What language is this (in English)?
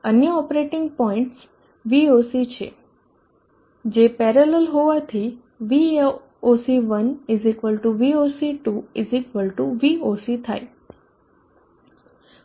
Gujarati